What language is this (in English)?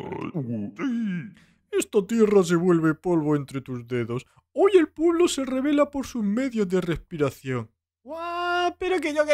Spanish